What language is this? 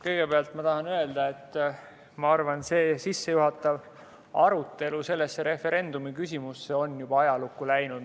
Estonian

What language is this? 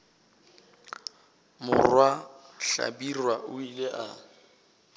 Northern Sotho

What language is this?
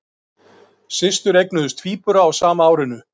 Icelandic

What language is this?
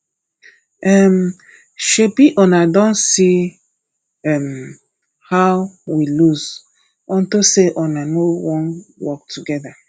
Nigerian Pidgin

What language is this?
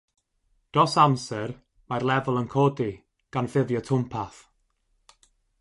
Welsh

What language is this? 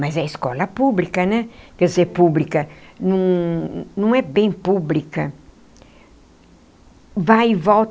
Portuguese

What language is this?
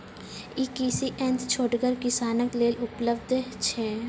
Maithili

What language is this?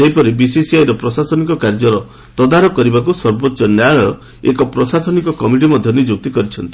Odia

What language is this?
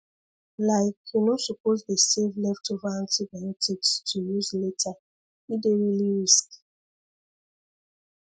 Nigerian Pidgin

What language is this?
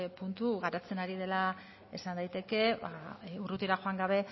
Basque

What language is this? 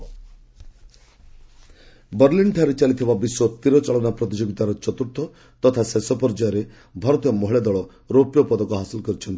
Odia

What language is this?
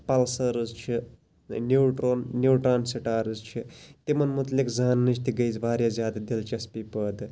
Kashmiri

